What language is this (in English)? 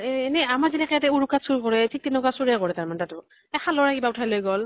Assamese